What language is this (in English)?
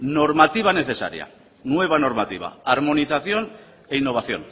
Spanish